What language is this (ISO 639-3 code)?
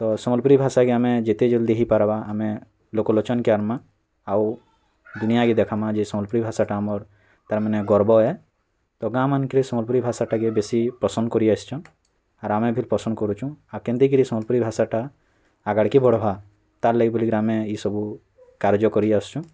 ori